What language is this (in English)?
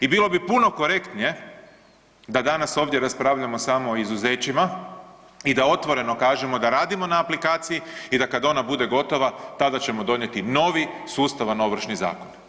Croatian